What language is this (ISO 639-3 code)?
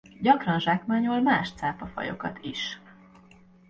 hun